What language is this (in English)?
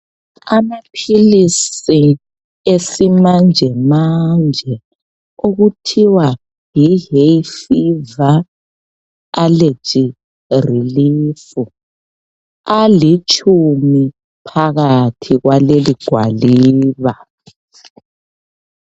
North Ndebele